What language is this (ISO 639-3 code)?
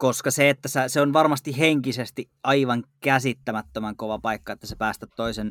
fin